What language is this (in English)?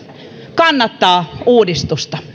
Finnish